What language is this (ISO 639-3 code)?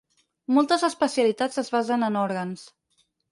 cat